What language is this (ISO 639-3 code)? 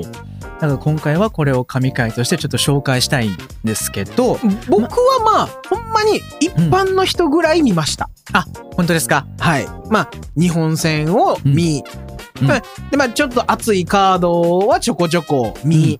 jpn